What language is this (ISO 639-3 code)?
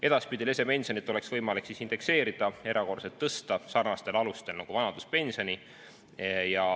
est